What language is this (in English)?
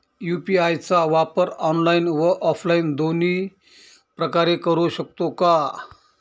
Marathi